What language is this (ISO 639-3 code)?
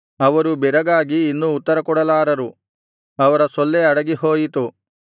kan